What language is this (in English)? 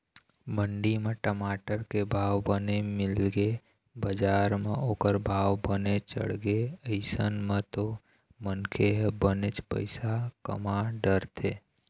Chhattisgarhi